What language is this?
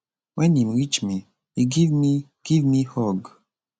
Nigerian Pidgin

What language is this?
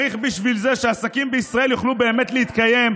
Hebrew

